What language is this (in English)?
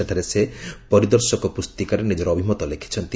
Odia